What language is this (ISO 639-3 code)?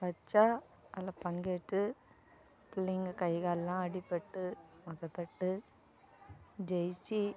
tam